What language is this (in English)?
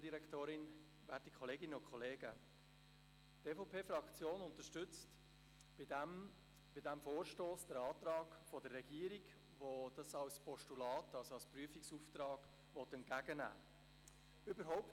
Swiss German